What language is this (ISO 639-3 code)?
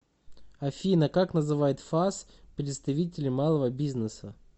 rus